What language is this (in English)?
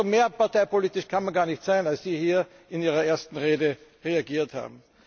German